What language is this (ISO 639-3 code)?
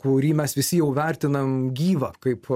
lit